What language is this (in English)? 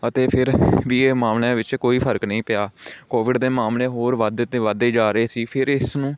Punjabi